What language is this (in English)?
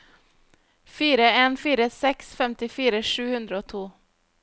Norwegian